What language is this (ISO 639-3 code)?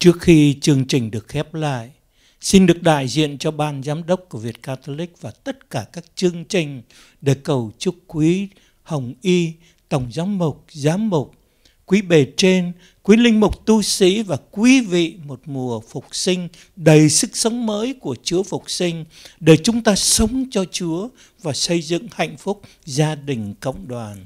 vie